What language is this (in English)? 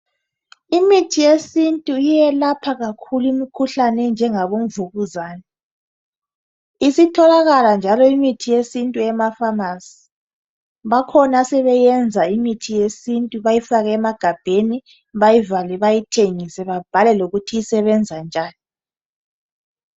North Ndebele